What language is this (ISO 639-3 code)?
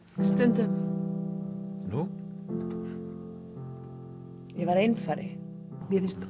isl